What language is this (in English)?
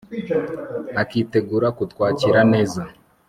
Kinyarwanda